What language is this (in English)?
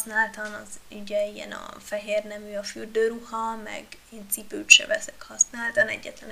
Hungarian